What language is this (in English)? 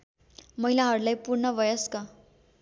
Nepali